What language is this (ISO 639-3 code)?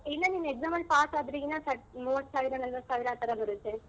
kan